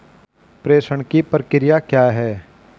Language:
Hindi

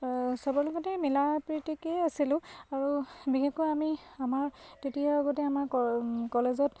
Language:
Assamese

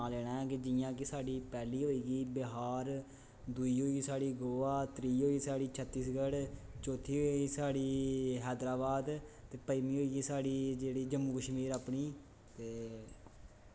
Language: Dogri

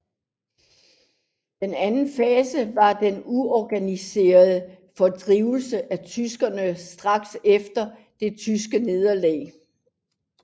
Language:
Danish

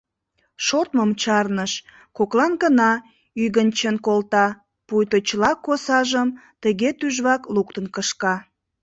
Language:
Mari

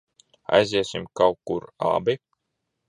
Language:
Latvian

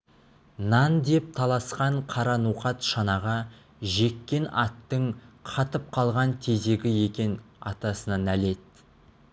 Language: Kazakh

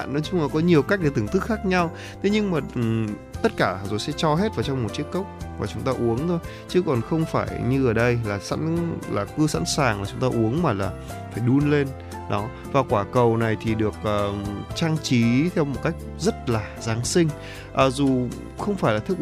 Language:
Vietnamese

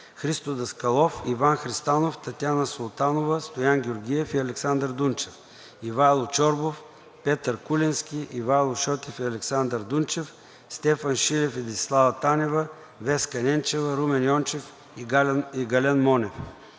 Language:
Bulgarian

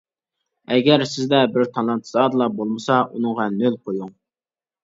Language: Uyghur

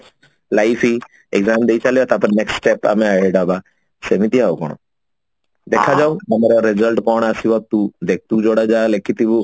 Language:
Odia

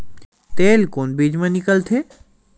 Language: Chhattisgarhi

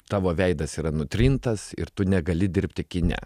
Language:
Lithuanian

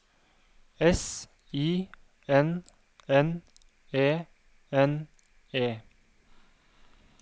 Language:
Norwegian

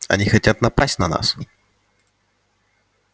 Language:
Russian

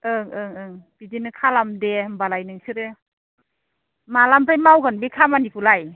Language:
Bodo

